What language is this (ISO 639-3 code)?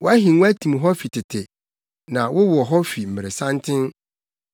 aka